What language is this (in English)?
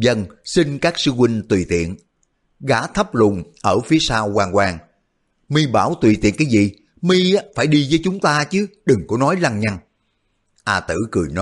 Vietnamese